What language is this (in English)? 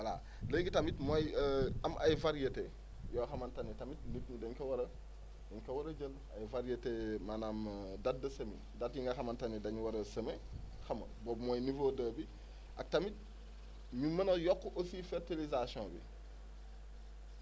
Wolof